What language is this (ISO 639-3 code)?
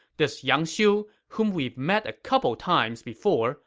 eng